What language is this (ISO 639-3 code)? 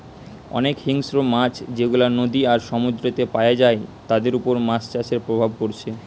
ben